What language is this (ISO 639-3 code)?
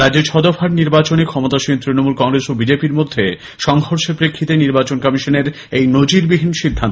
ben